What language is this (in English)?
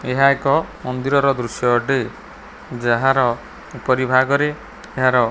Odia